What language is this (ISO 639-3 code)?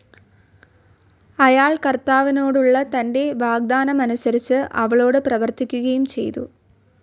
mal